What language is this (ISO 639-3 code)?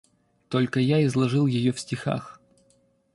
rus